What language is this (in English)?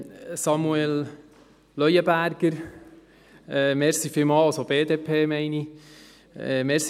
Swiss German